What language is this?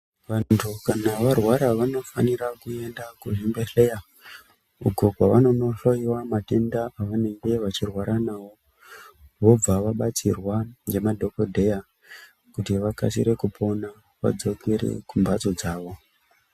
Ndau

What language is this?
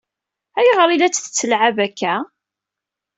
Kabyle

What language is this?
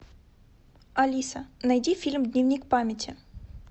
Russian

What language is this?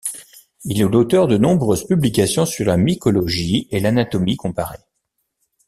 French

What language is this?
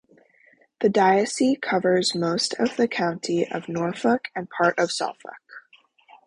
English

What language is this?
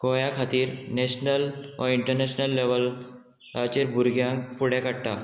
Konkani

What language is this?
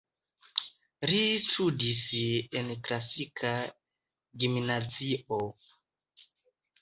Esperanto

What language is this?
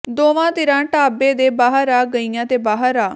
Punjabi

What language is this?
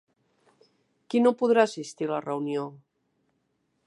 Catalan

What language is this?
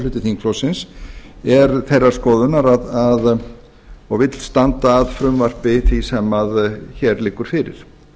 Icelandic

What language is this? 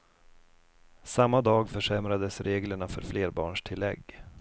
Swedish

